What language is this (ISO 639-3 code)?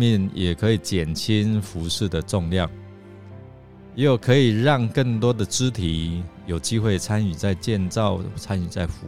zho